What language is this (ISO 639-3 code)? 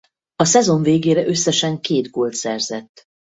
hun